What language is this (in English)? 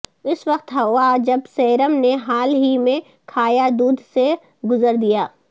Urdu